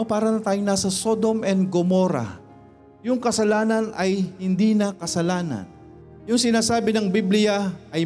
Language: Filipino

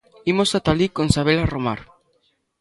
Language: Galician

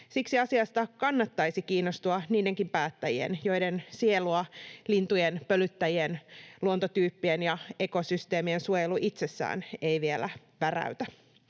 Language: Finnish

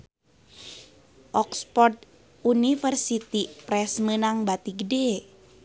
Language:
Sundanese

